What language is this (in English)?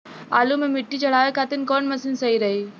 Bhojpuri